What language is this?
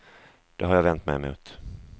Swedish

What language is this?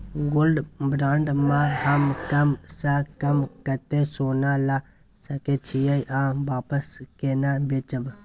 Maithili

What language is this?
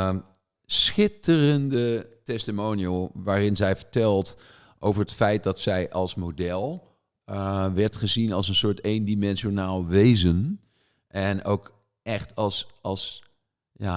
Dutch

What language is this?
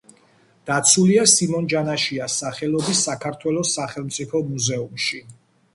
Georgian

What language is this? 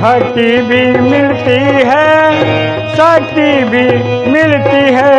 Hindi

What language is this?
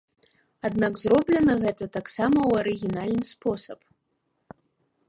Belarusian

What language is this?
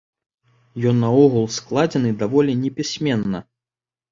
Belarusian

